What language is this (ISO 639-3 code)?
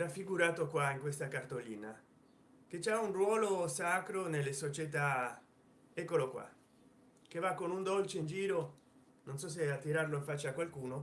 ita